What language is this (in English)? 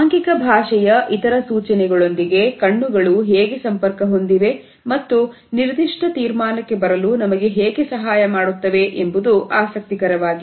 Kannada